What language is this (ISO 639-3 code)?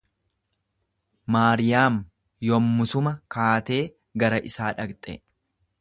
orm